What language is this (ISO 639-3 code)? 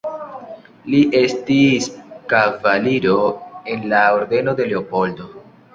epo